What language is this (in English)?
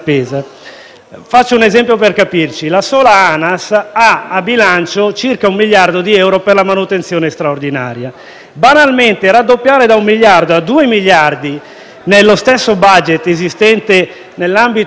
Italian